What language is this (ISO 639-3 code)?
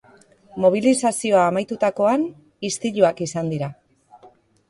eus